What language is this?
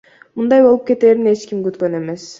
Kyrgyz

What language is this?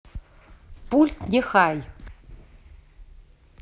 Russian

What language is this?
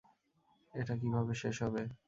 Bangla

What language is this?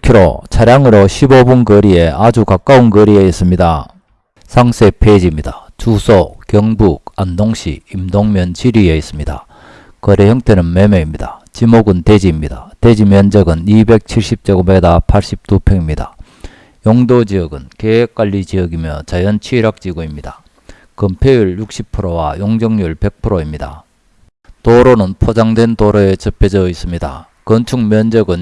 Korean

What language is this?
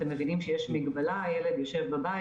Hebrew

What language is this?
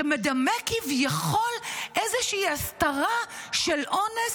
Hebrew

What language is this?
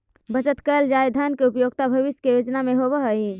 Magahi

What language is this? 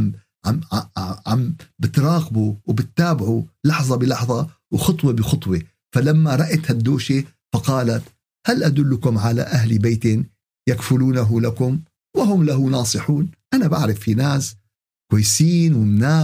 Arabic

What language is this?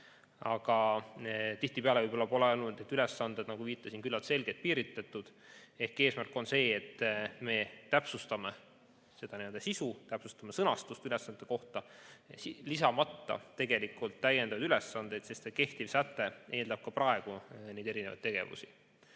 Estonian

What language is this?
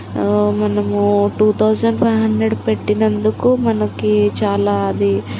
Telugu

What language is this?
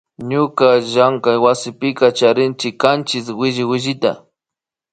Imbabura Highland Quichua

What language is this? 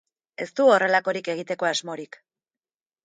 Basque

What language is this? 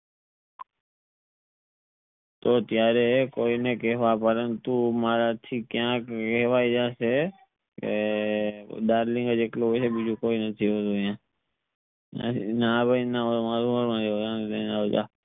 Gujarati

